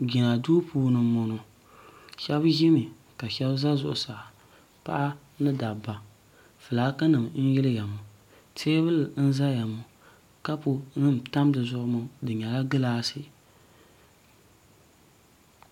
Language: Dagbani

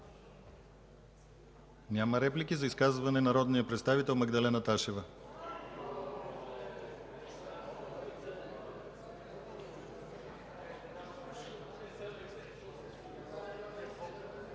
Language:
Bulgarian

